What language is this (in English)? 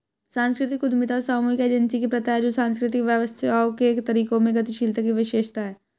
Hindi